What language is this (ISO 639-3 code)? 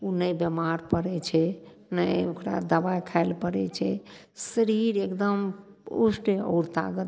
mai